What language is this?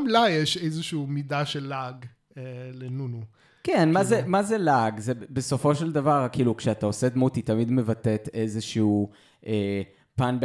Hebrew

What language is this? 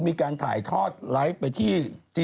Thai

